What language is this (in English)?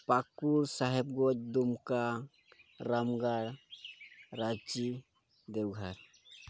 Santali